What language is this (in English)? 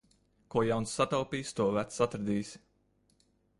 Latvian